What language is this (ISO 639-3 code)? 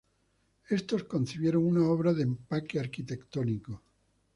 spa